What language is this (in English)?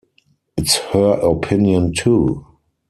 English